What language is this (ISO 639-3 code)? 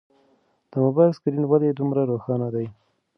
pus